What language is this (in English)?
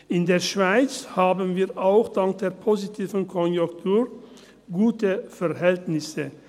Swiss German